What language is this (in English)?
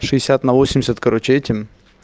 Russian